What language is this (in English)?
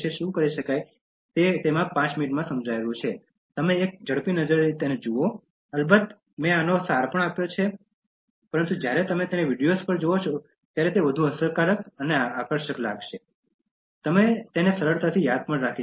Gujarati